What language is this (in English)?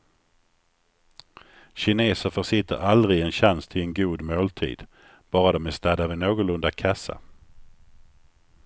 Swedish